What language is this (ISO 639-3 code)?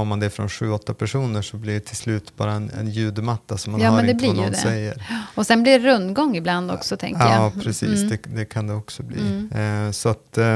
swe